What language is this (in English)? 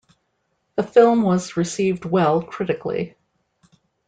English